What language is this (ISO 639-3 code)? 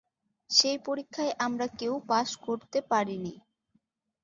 ben